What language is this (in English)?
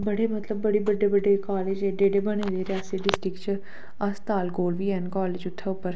Dogri